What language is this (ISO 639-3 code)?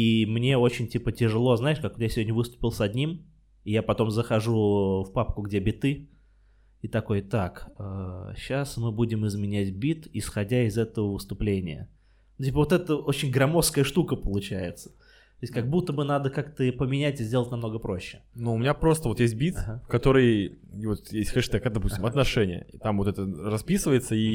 rus